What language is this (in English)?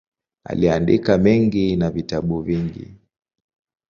Swahili